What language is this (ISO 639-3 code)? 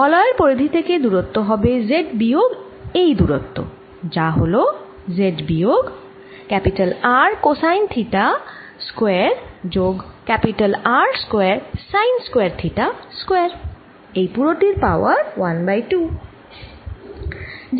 ben